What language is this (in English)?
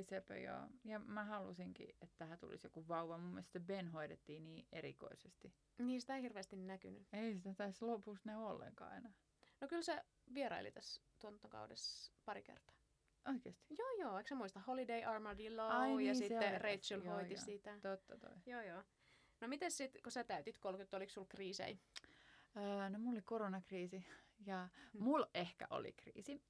Finnish